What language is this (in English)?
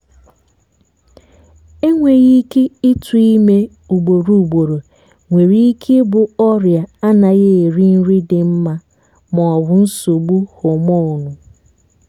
Igbo